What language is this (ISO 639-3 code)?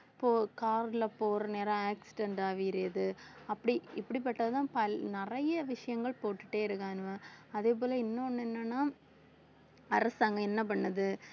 tam